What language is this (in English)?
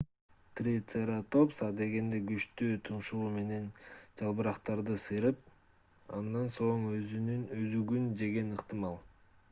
Kyrgyz